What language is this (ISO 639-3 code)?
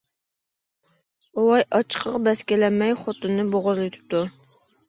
uig